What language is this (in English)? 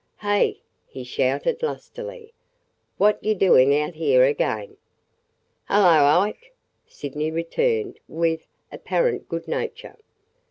English